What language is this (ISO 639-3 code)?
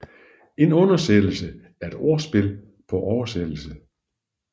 dan